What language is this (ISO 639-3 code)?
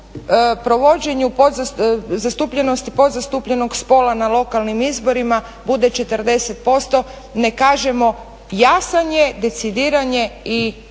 hrv